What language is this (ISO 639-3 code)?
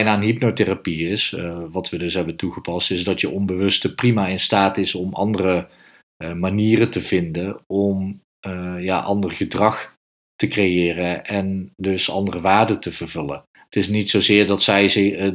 nld